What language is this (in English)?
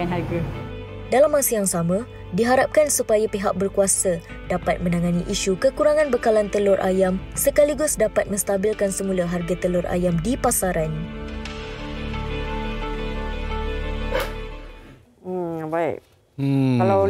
Malay